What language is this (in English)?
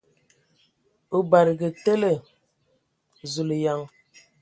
Ewondo